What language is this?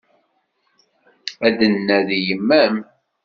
Kabyle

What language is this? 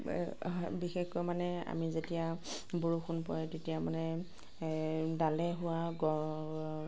Assamese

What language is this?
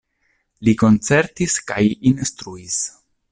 Esperanto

